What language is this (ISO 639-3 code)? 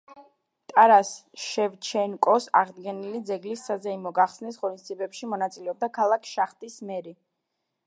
kat